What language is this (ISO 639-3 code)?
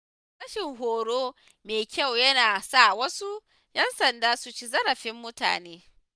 hau